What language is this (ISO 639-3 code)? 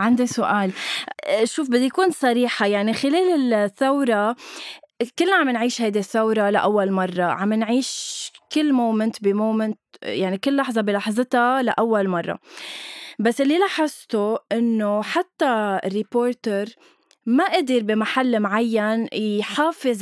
ara